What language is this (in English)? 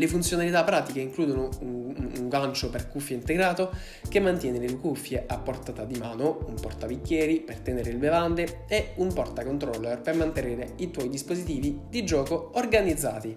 Italian